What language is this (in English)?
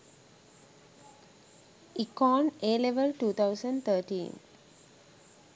Sinhala